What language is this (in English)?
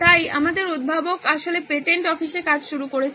Bangla